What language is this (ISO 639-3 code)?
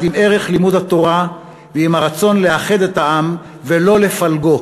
heb